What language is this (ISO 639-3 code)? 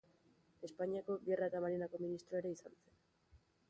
eus